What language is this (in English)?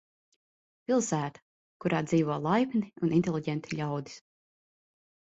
Latvian